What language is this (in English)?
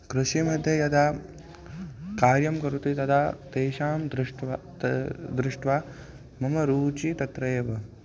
Sanskrit